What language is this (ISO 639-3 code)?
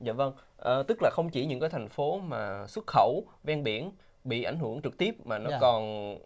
vie